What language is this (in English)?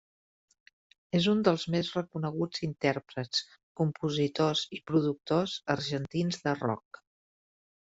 Catalan